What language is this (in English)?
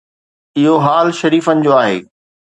Sindhi